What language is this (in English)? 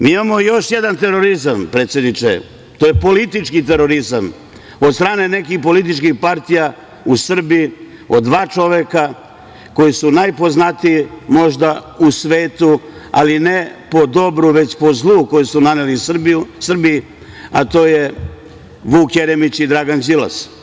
Serbian